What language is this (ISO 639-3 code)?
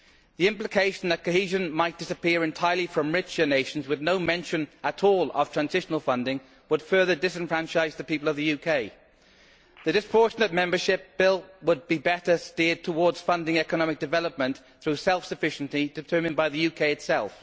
eng